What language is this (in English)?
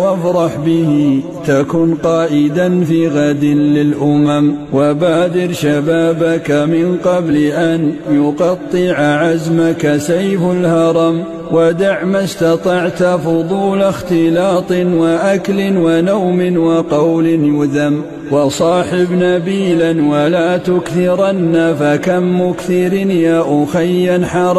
Arabic